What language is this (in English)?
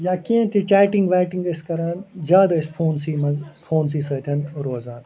Kashmiri